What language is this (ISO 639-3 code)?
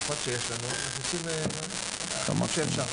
heb